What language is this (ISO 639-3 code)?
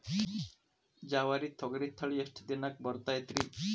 kan